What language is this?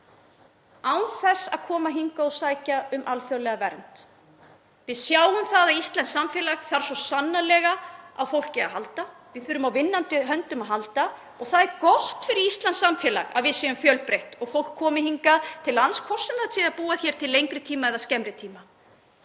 Icelandic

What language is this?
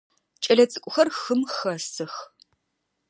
Adyghe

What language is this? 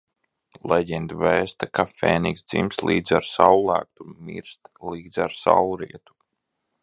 Latvian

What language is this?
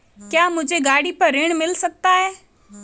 Hindi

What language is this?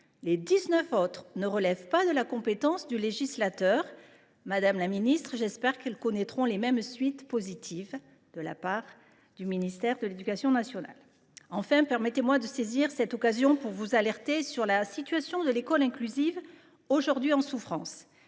French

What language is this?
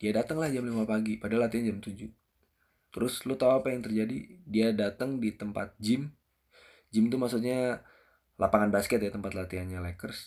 Indonesian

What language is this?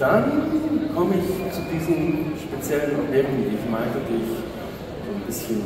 German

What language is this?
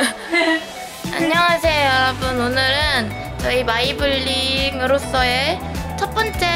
Korean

